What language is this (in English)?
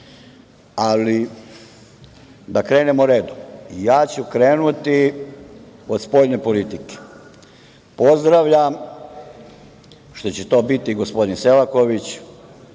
Serbian